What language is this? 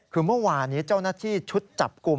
Thai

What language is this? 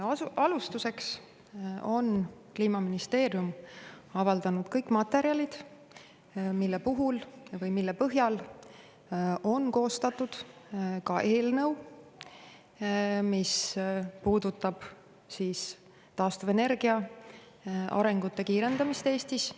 Estonian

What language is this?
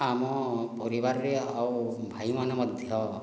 Odia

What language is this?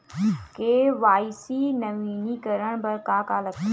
Chhattisgarhi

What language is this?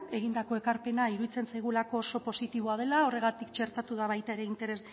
Basque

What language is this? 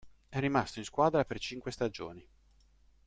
Italian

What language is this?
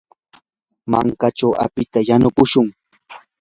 Yanahuanca Pasco Quechua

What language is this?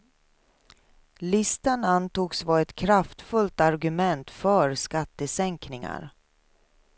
Swedish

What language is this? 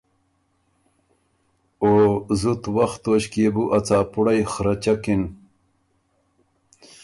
Ormuri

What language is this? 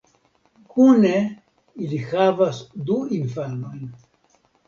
Esperanto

